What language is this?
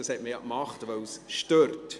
Swiss German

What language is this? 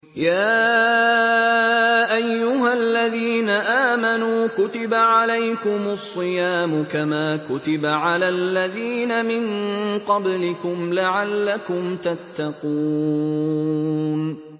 Arabic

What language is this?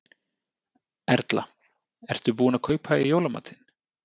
Icelandic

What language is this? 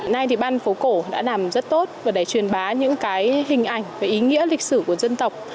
Vietnamese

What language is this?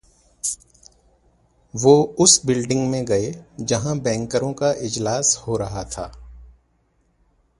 Urdu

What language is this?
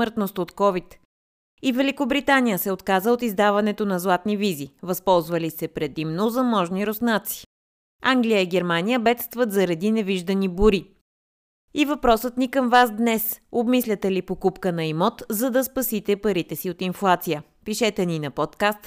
Bulgarian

